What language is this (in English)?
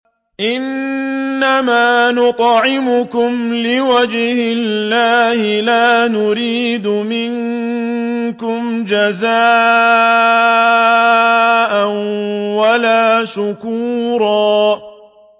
Arabic